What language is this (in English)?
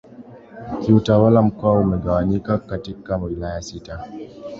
Swahili